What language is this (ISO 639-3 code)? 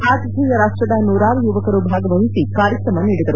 kan